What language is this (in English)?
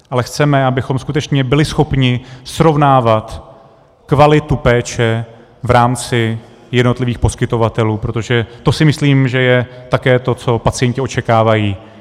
Czech